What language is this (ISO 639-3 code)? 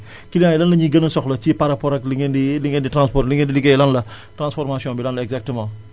wol